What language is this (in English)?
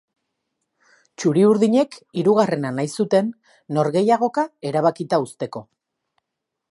Basque